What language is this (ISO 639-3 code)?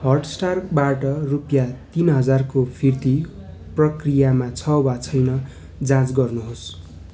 nep